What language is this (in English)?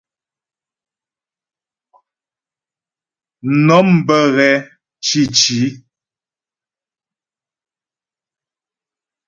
Ghomala